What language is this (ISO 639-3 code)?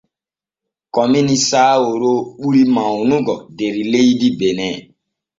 fue